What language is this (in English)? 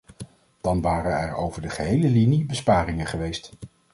Dutch